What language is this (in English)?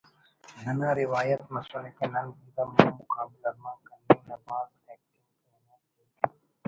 Brahui